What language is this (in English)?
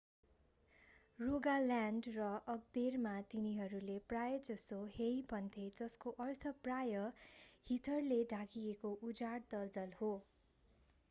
Nepali